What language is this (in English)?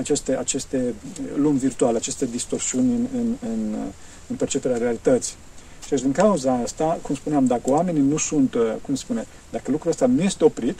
Romanian